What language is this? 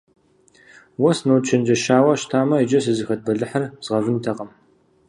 Kabardian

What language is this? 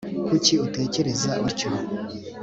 Kinyarwanda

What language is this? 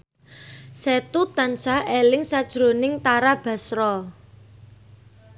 Javanese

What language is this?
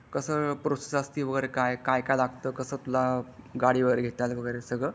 Marathi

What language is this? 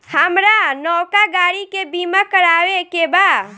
Bhojpuri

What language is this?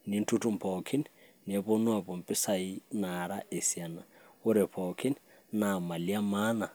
Masai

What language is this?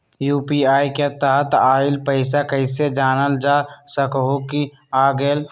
Magahi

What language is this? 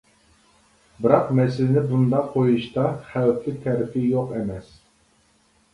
Uyghur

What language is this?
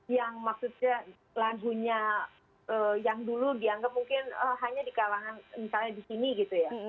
Indonesian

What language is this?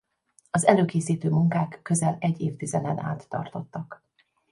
Hungarian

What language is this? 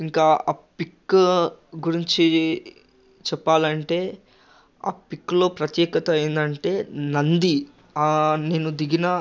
Telugu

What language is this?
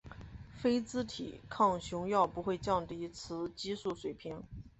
Chinese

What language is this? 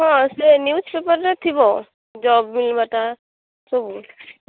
Odia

